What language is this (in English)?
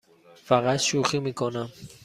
Persian